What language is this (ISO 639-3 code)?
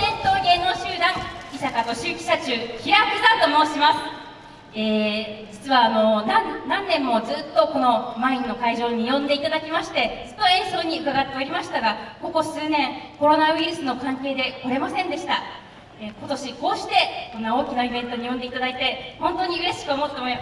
jpn